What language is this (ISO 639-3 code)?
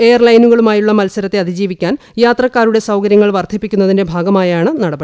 mal